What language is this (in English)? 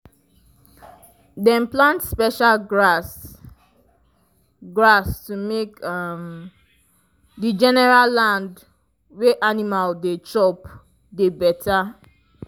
Nigerian Pidgin